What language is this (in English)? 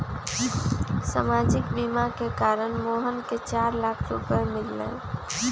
Magahi